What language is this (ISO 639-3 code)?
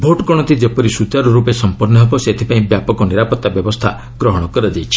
ori